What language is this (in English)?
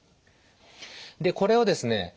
Japanese